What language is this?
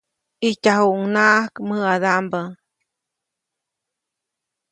Copainalá Zoque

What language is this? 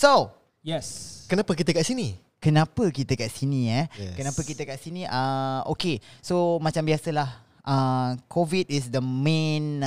Malay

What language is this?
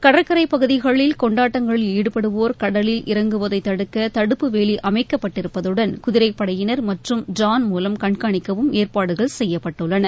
Tamil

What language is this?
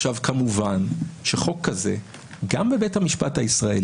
Hebrew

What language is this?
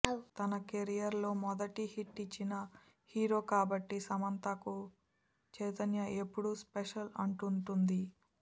Telugu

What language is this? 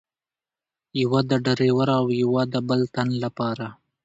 Pashto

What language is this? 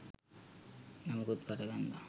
Sinhala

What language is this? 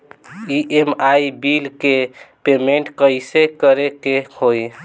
Bhojpuri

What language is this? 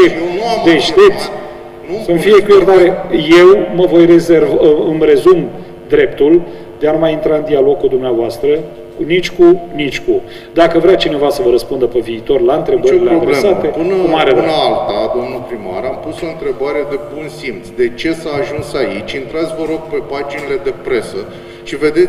Romanian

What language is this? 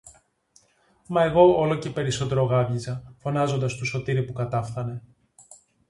Greek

